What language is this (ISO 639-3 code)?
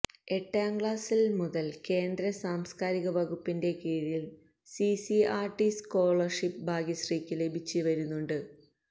mal